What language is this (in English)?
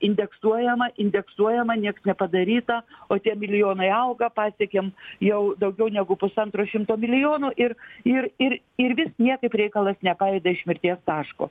Lithuanian